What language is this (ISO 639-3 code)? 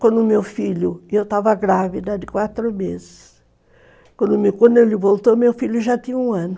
por